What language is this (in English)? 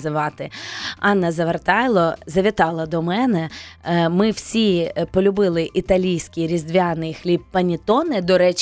Ukrainian